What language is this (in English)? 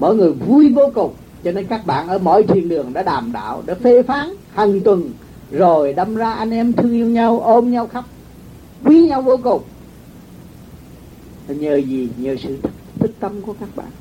Vietnamese